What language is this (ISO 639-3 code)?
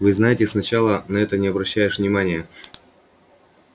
rus